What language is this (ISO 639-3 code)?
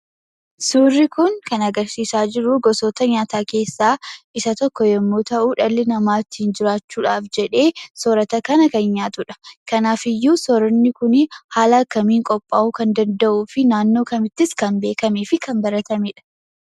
orm